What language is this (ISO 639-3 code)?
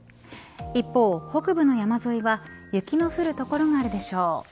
jpn